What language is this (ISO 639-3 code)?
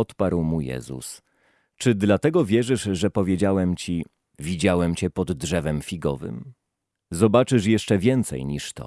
pol